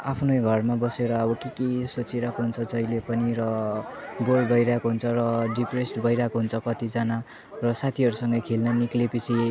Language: Nepali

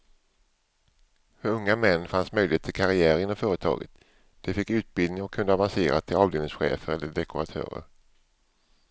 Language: Swedish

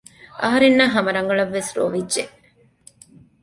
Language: Divehi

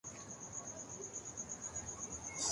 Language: Urdu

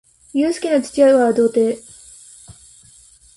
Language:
Japanese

